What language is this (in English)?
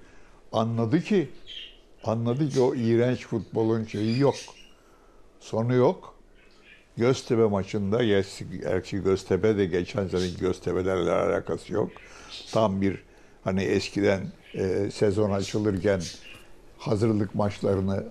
Turkish